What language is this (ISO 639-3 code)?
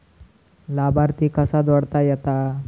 mar